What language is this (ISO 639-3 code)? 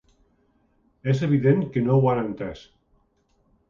cat